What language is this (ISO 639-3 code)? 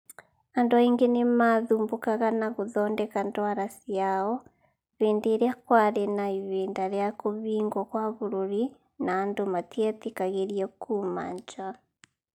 kik